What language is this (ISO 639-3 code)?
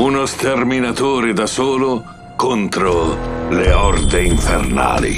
ita